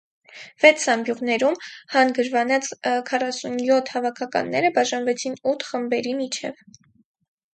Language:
Armenian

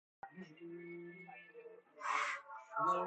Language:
Persian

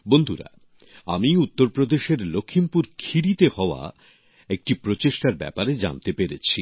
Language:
Bangla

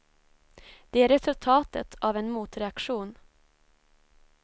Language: Swedish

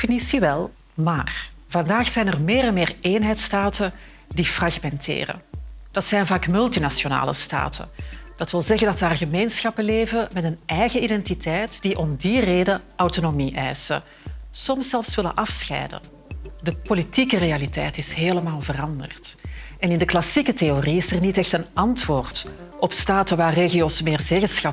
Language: Dutch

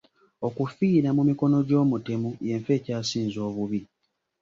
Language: Ganda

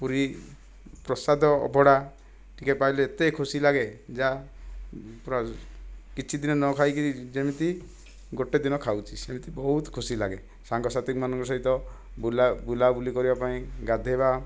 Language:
Odia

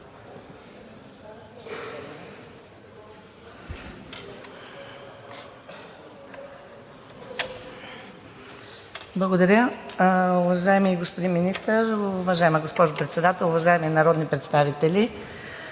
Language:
Bulgarian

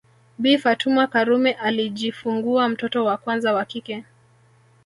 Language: Swahili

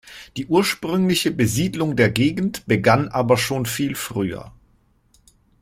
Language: German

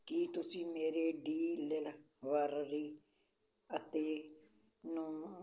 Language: Punjabi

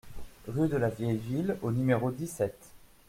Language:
French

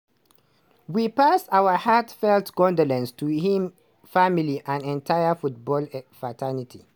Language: Nigerian Pidgin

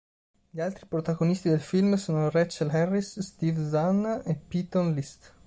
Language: Italian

